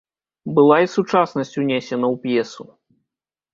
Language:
Belarusian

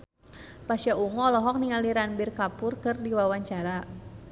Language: Sundanese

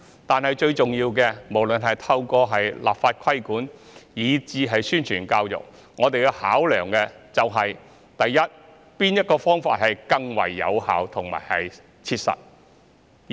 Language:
Cantonese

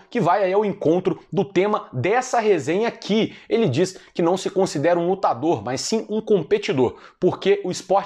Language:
Portuguese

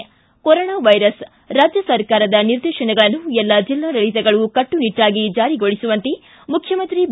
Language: Kannada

